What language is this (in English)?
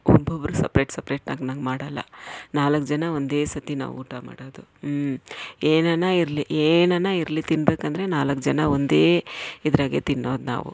Kannada